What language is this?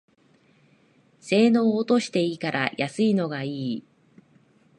Japanese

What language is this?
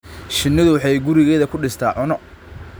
Somali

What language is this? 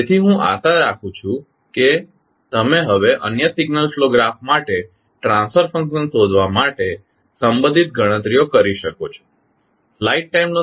Gujarati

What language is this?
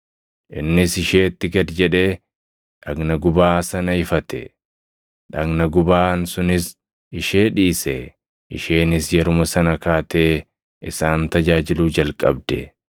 Oromo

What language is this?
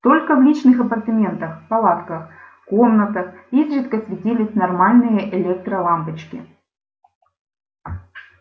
Russian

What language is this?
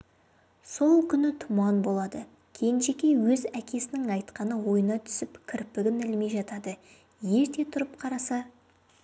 Kazakh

